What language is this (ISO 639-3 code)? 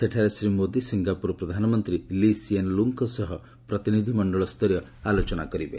ori